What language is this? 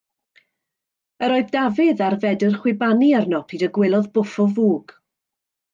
Welsh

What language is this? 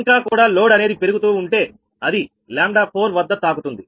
Telugu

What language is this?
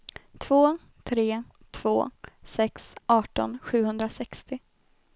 Swedish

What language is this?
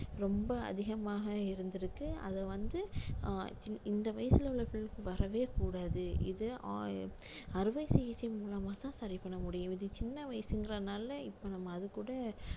Tamil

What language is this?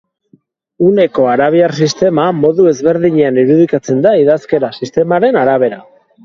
Basque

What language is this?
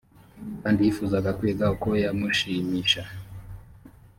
Kinyarwanda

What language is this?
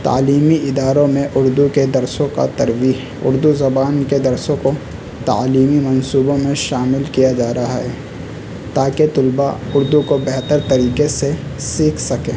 Urdu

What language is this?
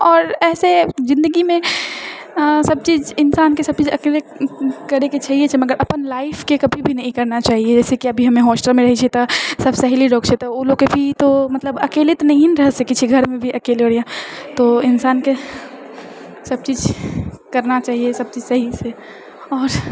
Maithili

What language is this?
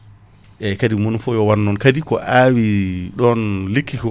Fula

